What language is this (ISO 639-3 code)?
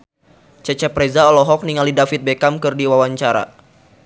sun